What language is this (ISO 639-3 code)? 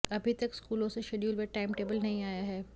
hin